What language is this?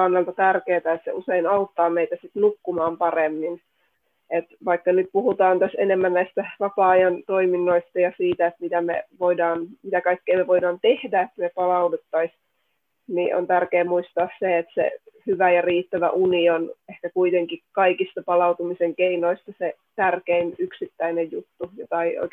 Finnish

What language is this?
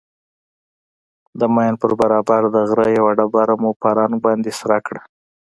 Pashto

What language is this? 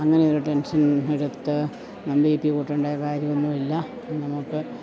Malayalam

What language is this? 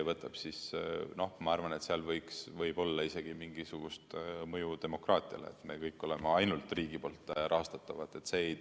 Estonian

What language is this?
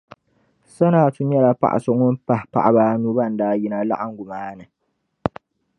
Dagbani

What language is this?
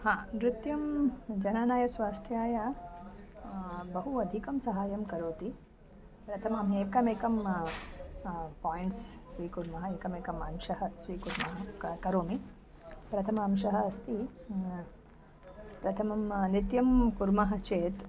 Sanskrit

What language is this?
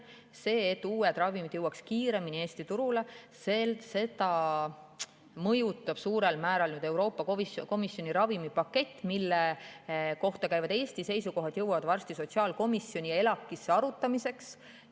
Estonian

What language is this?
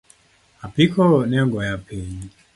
Luo (Kenya and Tanzania)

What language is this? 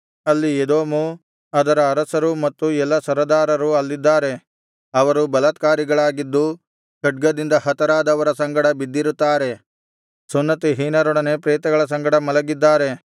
Kannada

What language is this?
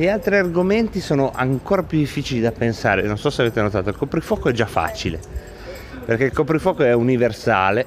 Italian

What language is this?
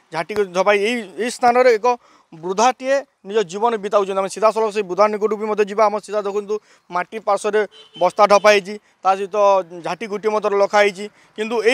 Hindi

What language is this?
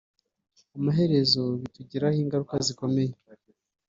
Kinyarwanda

